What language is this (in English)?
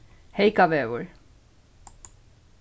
Faroese